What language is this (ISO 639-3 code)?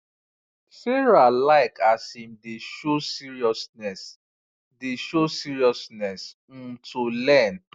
pcm